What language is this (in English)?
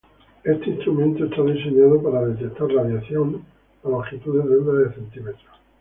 Spanish